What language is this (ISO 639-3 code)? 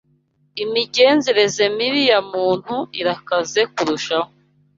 kin